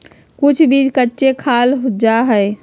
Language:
Magahi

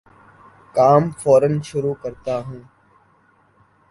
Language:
Urdu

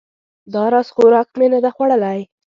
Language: Pashto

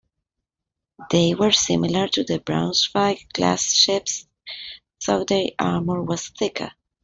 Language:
English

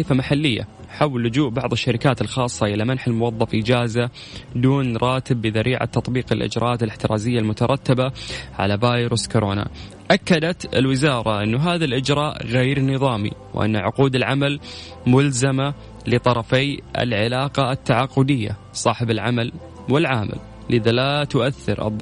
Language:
Arabic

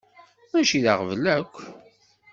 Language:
Kabyle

